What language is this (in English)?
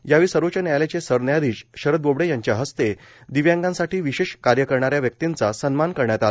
Marathi